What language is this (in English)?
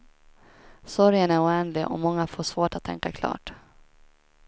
Swedish